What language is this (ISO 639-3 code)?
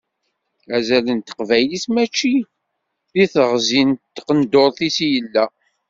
kab